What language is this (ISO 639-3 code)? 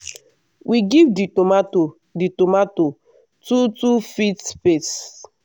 pcm